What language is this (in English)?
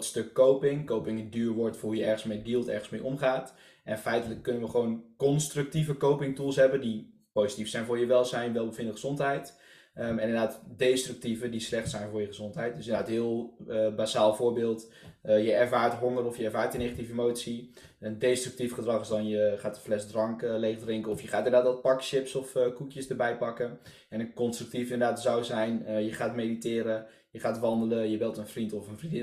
Dutch